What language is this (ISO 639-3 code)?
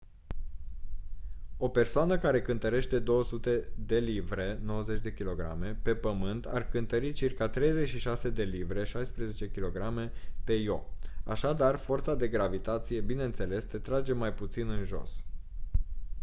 ron